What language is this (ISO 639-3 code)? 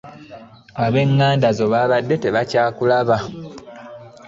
lug